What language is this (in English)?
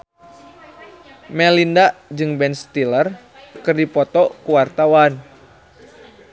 Sundanese